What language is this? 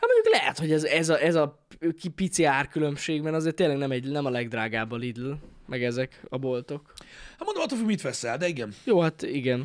Hungarian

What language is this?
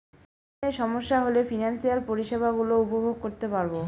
Bangla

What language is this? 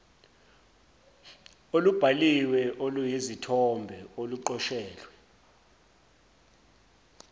Zulu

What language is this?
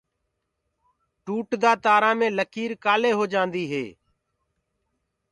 Gurgula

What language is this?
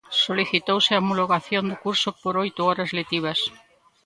Galician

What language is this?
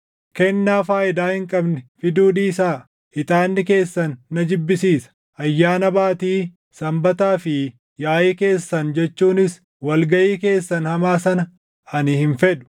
Oromo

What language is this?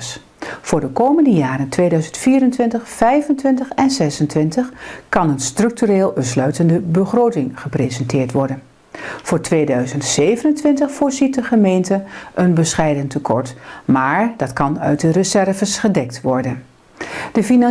Dutch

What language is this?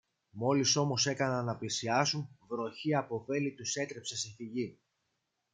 Greek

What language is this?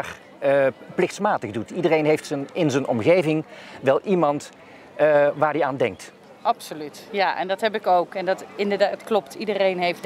Dutch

